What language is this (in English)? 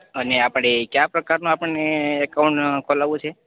Gujarati